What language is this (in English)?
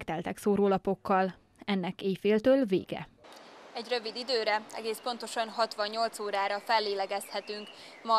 Hungarian